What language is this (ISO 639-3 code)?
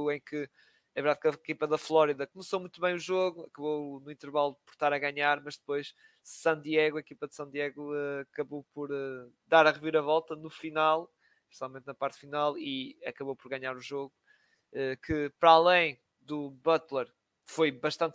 por